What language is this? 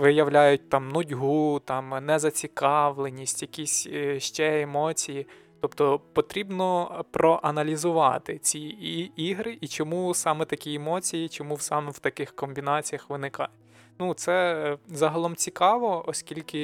Ukrainian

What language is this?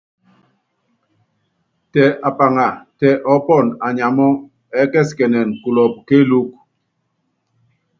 Yangben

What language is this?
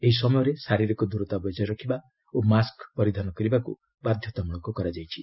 Odia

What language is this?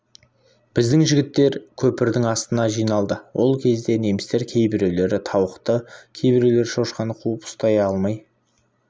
Kazakh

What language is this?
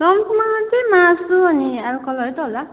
Nepali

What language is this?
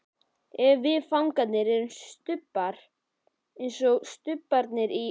Icelandic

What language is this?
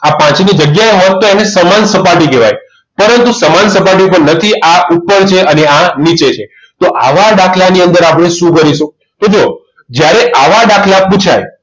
Gujarati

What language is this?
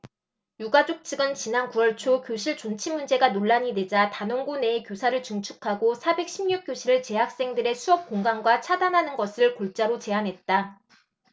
Korean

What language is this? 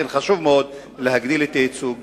Hebrew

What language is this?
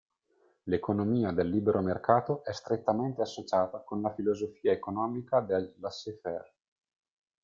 Italian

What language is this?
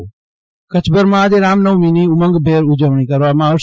Gujarati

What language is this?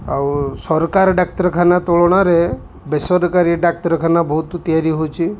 Odia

